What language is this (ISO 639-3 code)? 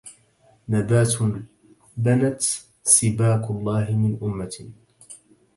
ara